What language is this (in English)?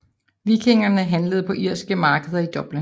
Danish